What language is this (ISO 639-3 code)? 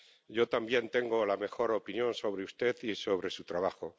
spa